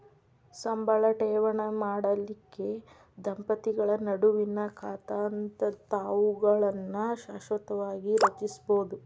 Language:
Kannada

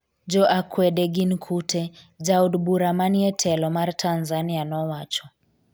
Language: Luo (Kenya and Tanzania)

